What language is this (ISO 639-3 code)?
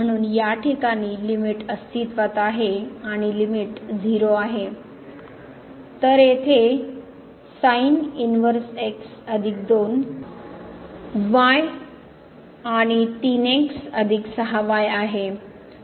mar